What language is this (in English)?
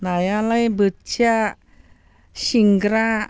Bodo